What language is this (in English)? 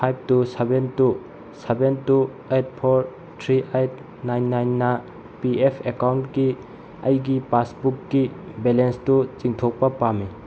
Manipuri